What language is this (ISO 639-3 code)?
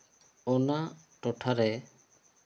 sat